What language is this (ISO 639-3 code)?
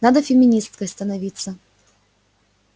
rus